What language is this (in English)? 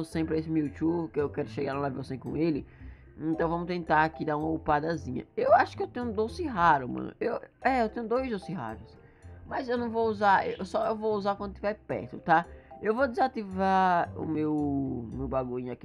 Portuguese